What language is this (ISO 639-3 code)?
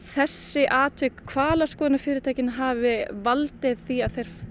isl